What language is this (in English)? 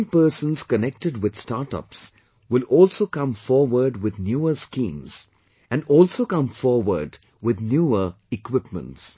English